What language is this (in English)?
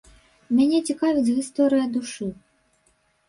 Belarusian